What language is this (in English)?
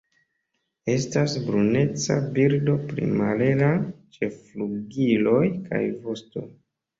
Esperanto